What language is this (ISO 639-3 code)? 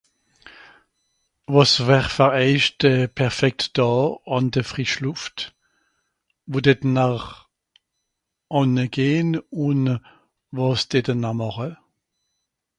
gsw